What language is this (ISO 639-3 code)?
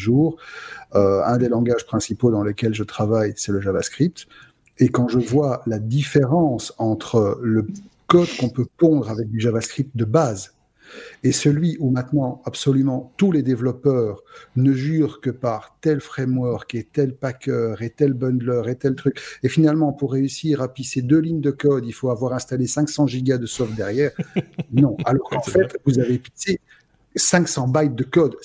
fra